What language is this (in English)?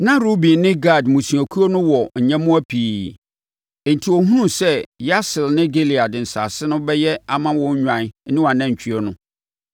Akan